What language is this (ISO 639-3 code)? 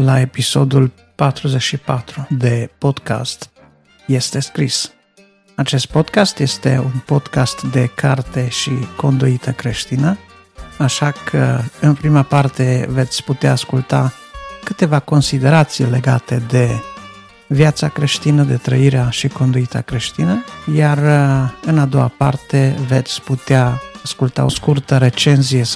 ron